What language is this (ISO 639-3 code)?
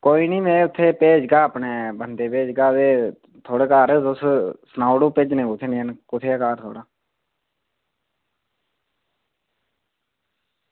doi